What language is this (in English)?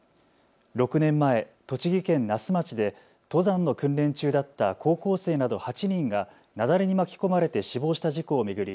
Japanese